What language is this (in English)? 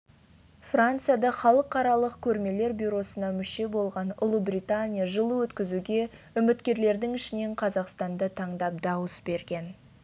Kazakh